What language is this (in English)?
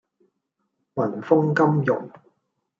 Cantonese